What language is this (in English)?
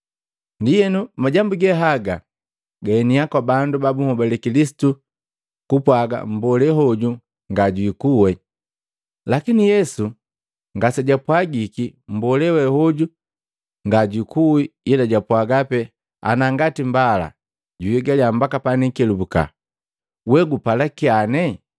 Matengo